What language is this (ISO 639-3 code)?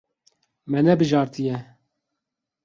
kur